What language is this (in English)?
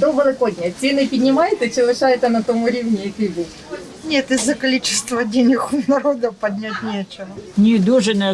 Ukrainian